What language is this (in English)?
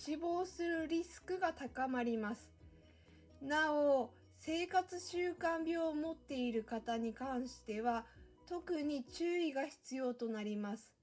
Japanese